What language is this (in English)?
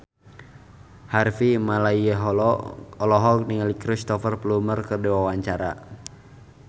Sundanese